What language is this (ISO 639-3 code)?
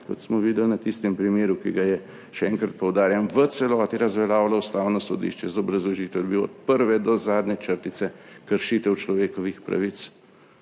slv